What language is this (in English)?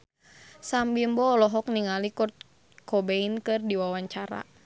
Sundanese